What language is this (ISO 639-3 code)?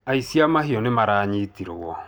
kik